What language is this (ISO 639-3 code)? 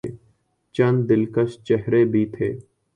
urd